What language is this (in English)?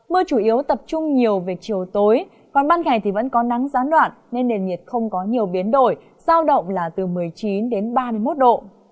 Vietnamese